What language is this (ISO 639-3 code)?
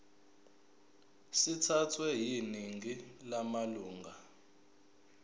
zul